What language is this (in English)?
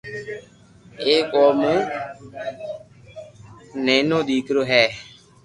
Loarki